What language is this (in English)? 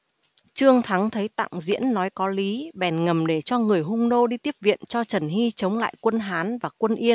Vietnamese